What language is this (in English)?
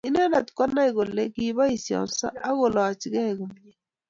Kalenjin